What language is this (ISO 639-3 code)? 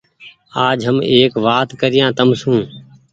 gig